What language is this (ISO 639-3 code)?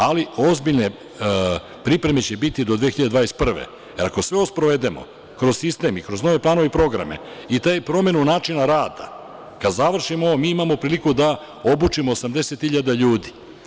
srp